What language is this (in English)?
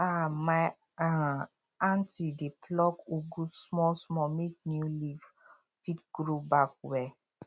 Nigerian Pidgin